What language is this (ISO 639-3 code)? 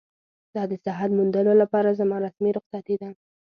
pus